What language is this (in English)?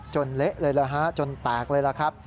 Thai